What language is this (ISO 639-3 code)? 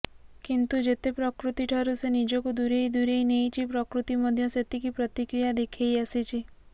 ori